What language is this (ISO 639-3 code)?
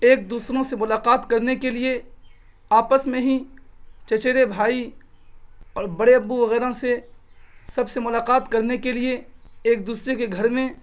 urd